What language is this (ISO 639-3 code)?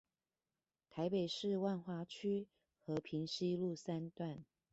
zho